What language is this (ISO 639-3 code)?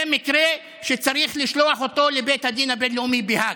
heb